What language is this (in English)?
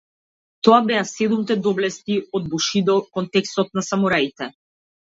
Macedonian